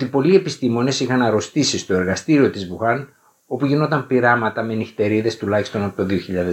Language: Greek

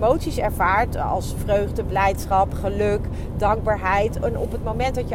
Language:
Dutch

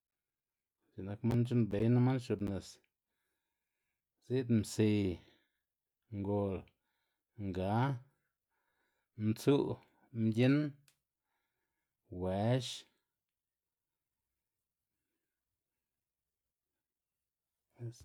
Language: Xanaguía Zapotec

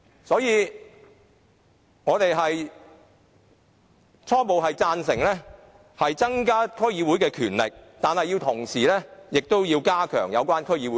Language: Cantonese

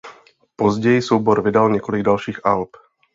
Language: Czech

